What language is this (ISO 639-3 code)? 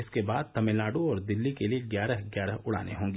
hin